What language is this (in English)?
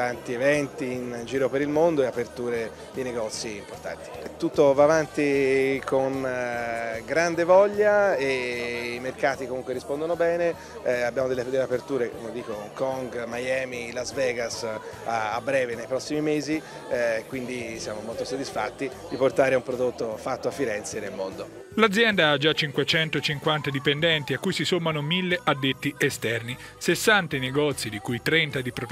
Italian